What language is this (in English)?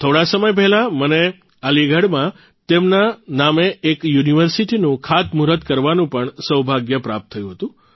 Gujarati